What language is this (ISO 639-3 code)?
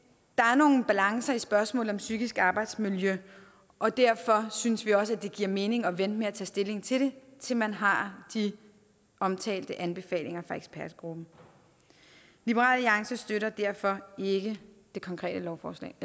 dan